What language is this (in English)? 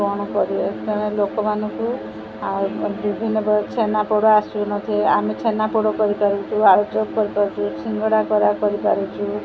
Odia